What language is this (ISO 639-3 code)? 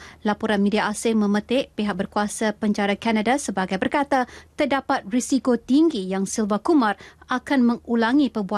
msa